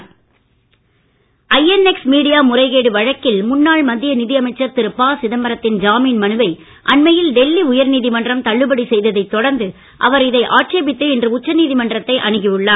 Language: Tamil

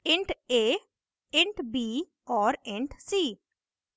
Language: Hindi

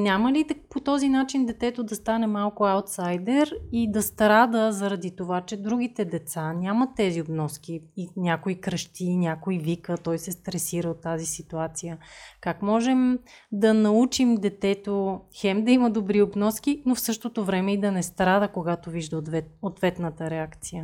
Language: Bulgarian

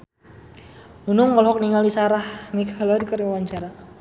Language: Sundanese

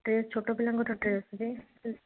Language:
Odia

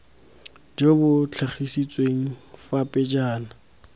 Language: Tswana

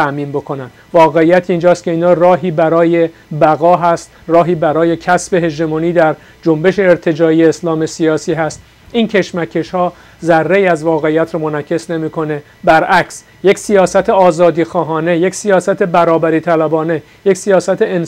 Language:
Persian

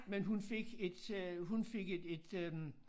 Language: Danish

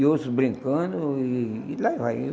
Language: Portuguese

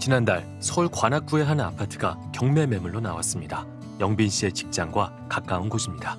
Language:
Korean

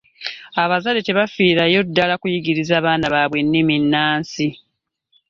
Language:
Ganda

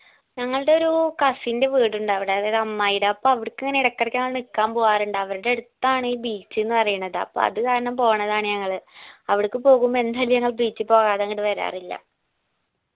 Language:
Malayalam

